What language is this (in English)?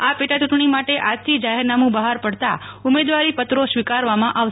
Gujarati